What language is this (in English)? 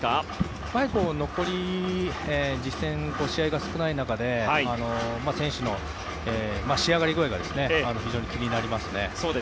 Japanese